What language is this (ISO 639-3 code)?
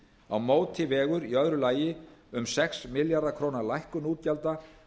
isl